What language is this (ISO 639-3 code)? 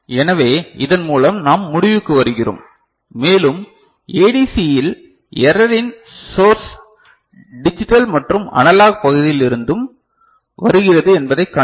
tam